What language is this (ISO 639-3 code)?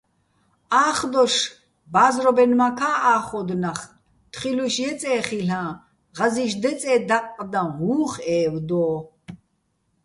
bbl